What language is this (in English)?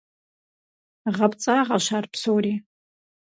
Kabardian